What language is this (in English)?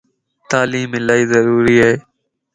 Lasi